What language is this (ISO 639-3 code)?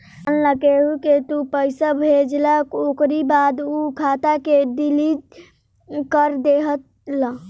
bho